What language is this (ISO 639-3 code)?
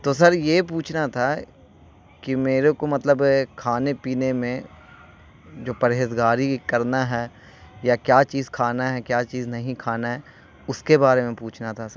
urd